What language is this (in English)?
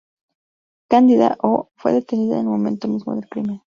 Spanish